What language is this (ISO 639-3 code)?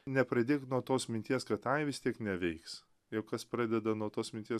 lit